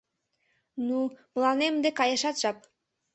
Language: Mari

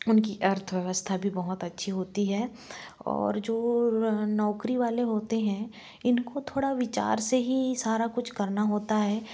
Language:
Hindi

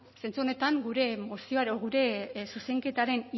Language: Basque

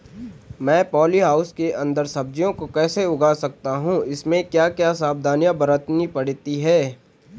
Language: Hindi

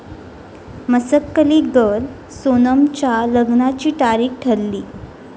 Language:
Marathi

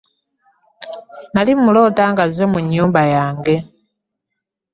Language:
Ganda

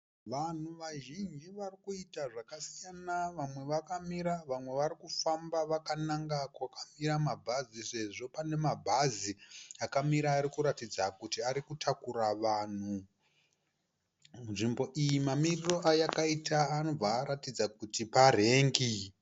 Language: Shona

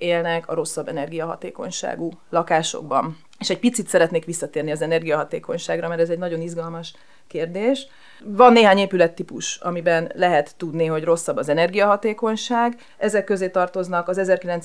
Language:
Hungarian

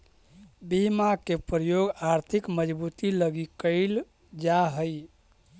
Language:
Magahi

